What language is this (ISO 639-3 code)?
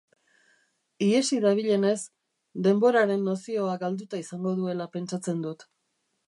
eus